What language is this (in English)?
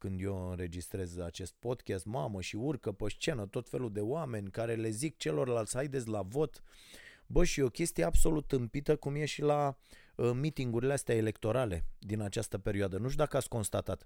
Romanian